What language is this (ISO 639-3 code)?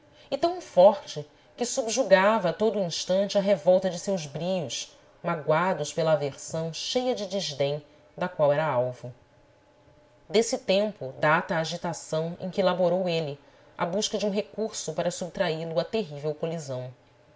por